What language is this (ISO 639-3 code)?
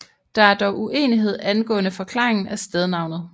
dan